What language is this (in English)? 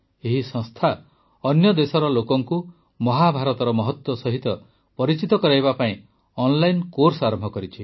Odia